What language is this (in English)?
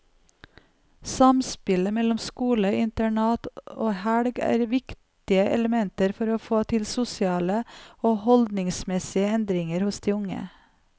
Norwegian